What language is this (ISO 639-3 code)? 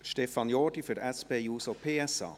gsw